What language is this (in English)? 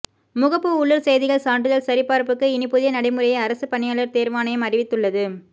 Tamil